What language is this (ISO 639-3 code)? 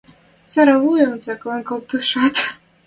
mrj